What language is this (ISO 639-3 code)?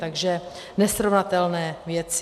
ces